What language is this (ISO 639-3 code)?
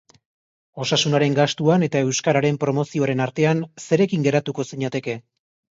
eus